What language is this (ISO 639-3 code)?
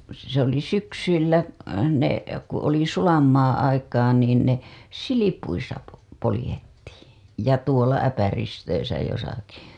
fin